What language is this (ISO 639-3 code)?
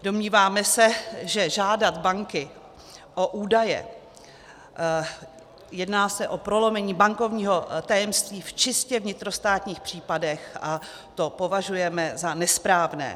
ces